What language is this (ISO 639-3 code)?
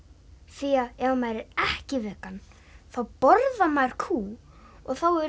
isl